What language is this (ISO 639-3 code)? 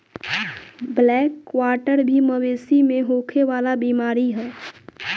bho